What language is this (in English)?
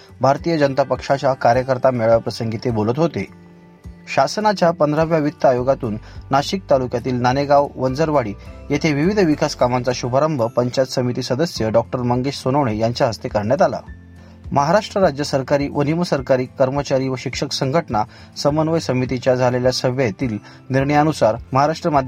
Marathi